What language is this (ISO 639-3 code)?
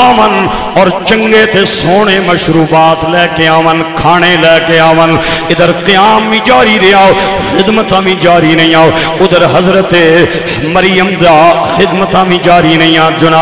ara